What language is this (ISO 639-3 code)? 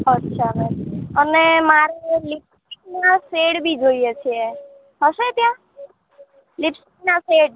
guj